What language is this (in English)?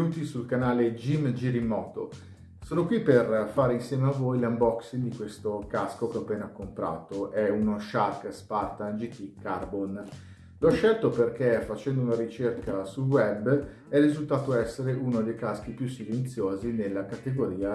Italian